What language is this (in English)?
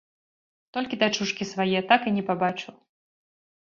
Belarusian